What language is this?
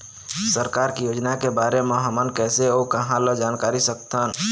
Chhattisgarhi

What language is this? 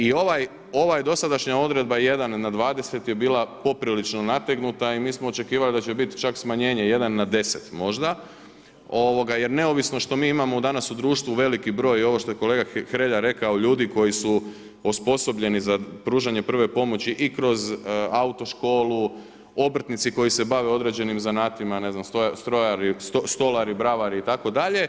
Croatian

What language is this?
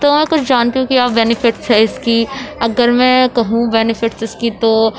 Urdu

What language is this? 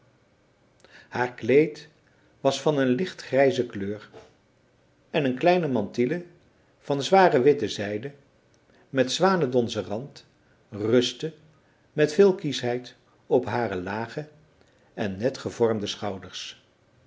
Dutch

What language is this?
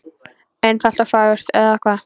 Icelandic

